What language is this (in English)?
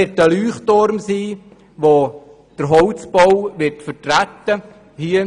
Swiss German